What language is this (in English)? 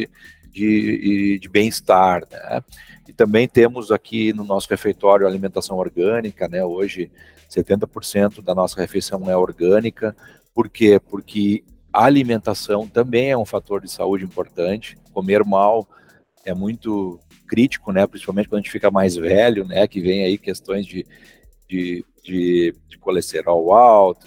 Portuguese